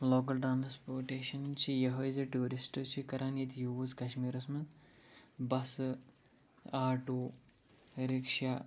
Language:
Kashmiri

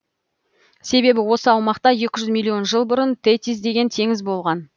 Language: Kazakh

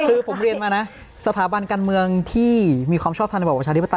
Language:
Thai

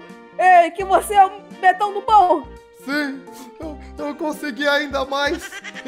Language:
Portuguese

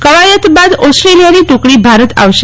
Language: Gujarati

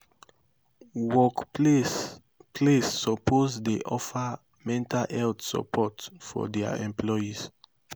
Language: Nigerian Pidgin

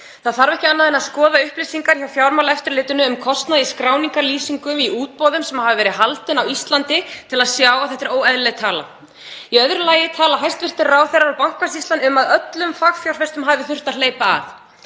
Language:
Icelandic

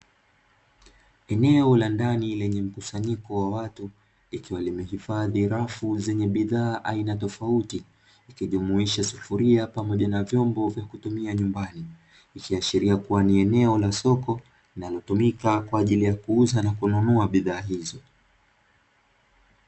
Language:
Swahili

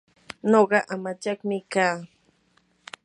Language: Yanahuanca Pasco Quechua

